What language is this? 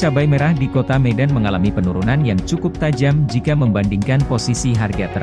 Indonesian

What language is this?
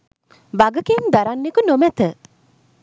Sinhala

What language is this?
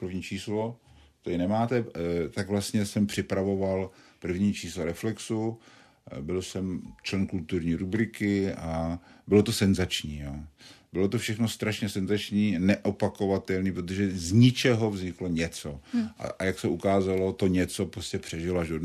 Czech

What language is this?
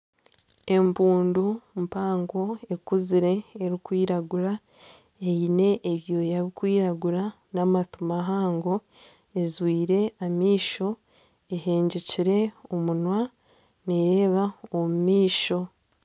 Nyankole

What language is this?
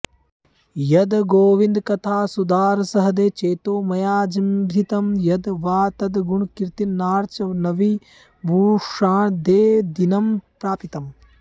Sanskrit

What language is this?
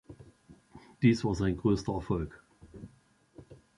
German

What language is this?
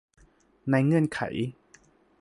Thai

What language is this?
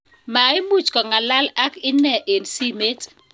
Kalenjin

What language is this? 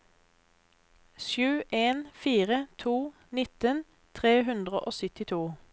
Norwegian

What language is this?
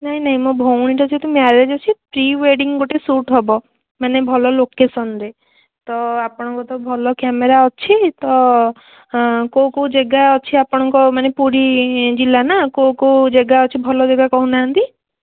Odia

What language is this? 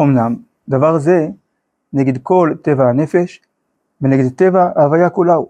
Hebrew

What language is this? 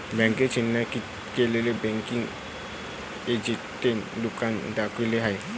Marathi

